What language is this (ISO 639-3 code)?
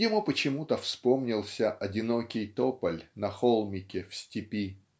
rus